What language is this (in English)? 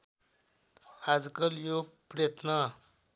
Nepali